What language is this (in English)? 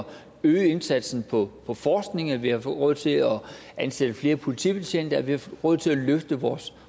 Danish